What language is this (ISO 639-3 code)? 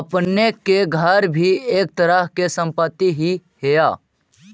mag